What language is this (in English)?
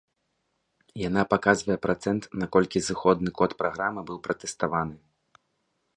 Belarusian